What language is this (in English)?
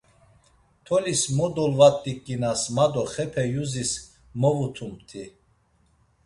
Laz